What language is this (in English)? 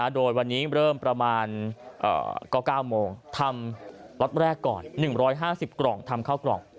Thai